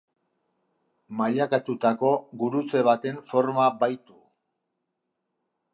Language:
Basque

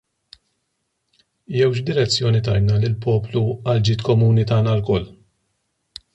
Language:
Maltese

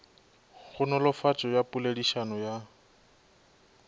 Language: Northern Sotho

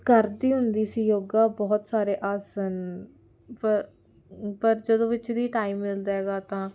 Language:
Punjabi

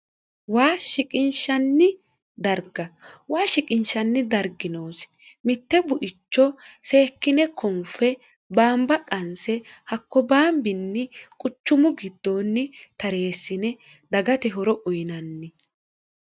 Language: Sidamo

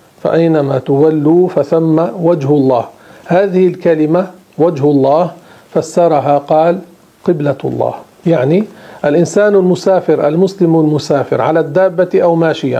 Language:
Arabic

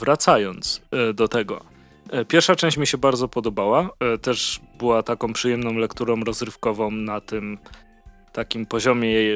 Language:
Polish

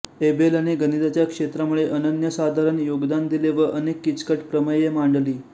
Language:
Marathi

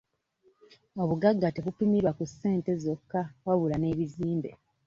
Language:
Ganda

